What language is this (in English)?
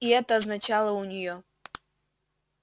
Russian